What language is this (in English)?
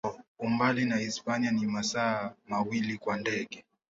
Swahili